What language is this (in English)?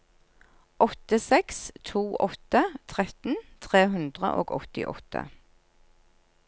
Norwegian